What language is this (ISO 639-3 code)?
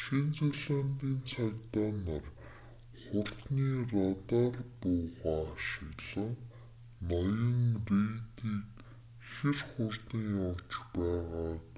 mon